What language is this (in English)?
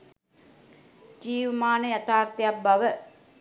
Sinhala